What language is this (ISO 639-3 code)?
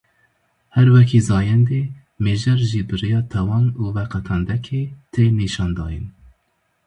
kur